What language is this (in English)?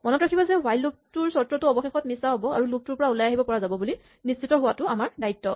Assamese